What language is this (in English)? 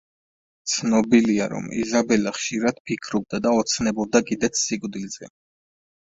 Georgian